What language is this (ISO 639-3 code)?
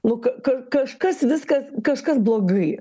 lit